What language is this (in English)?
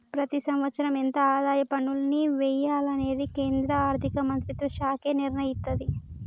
Telugu